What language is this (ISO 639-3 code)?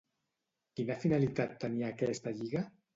cat